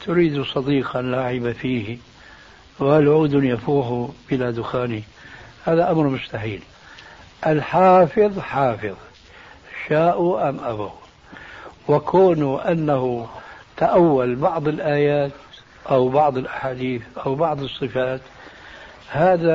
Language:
Arabic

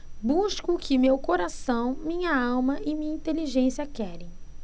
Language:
Portuguese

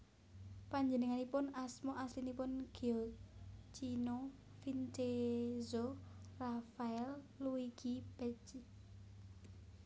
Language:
Javanese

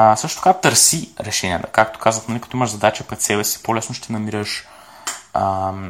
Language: Bulgarian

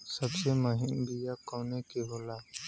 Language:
Bhojpuri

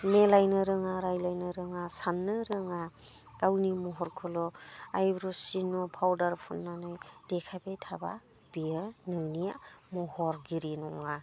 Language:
Bodo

